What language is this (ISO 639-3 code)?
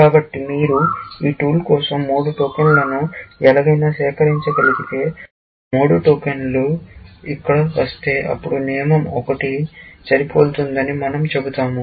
tel